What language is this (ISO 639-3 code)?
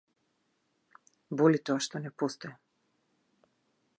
mkd